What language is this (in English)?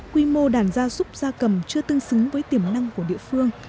Vietnamese